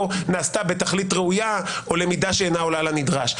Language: Hebrew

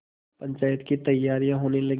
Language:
Hindi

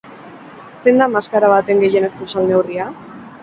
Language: Basque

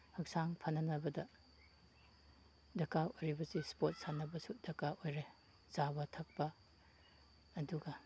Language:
Manipuri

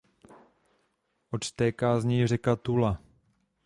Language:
Czech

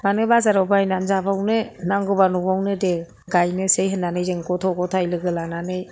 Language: Bodo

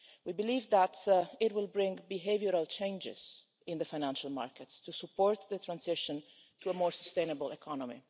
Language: English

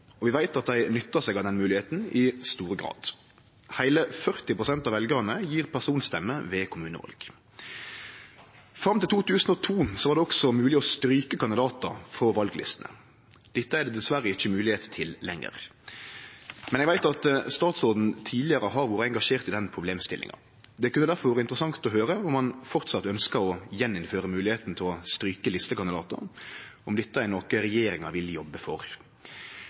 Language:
Norwegian Nynorsk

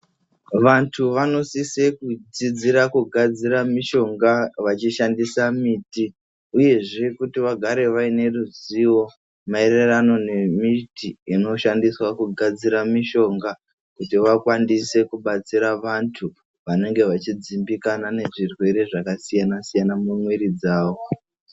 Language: Ndau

